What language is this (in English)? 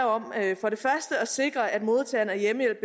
Danish